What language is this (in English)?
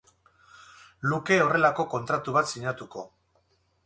Basque